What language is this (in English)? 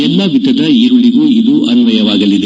Kannada